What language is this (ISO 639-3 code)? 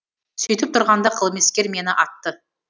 kaz